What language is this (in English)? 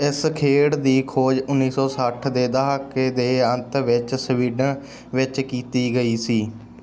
Punjabi